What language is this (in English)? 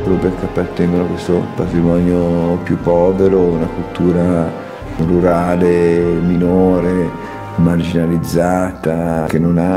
Italian